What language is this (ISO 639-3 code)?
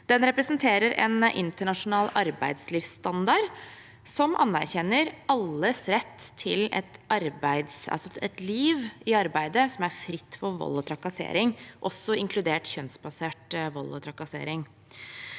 nor